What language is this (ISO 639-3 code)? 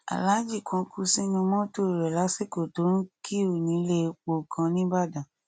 yor